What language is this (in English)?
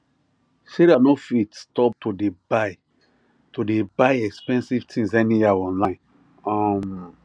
Nigerian Pidgin